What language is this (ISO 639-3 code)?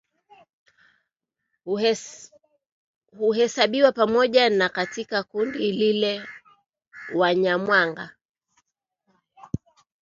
swa